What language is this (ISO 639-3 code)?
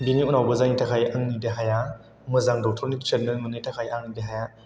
brx